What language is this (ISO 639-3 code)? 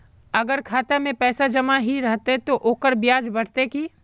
mag